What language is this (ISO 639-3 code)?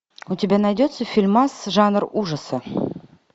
rus